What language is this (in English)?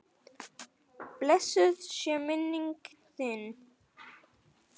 Icelandic